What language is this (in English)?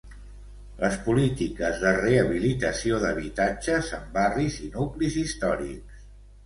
Catalan